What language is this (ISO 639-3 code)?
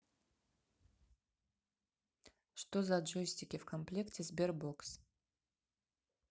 rus